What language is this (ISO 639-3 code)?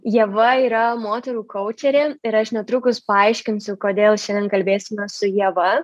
lit